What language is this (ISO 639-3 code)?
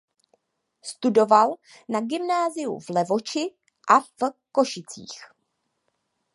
ces